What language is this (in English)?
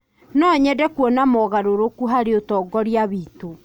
Kikuyu